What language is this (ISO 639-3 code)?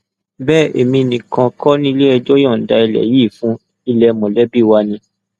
yor